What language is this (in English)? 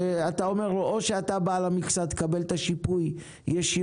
Hebrew